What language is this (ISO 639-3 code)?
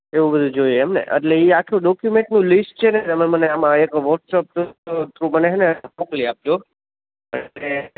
guj